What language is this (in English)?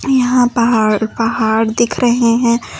Hindi